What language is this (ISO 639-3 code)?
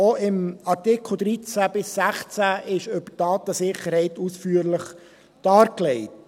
gsw